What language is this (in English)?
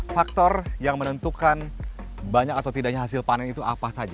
Indonesian